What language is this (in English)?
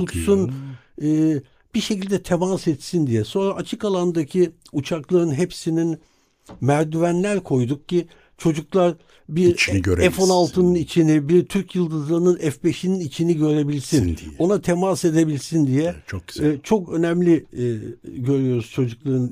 Turkish